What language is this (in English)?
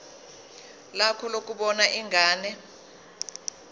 Zulu